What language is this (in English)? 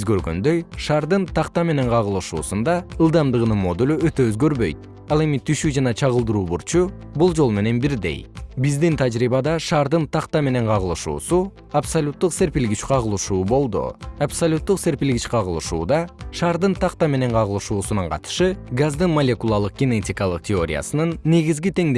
Kyrgyz